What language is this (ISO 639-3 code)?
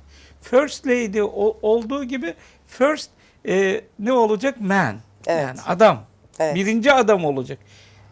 tur